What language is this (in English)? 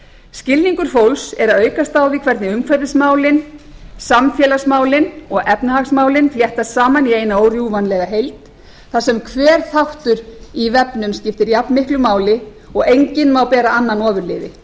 Icelandic